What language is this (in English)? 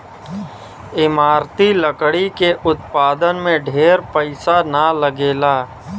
Bhojpuri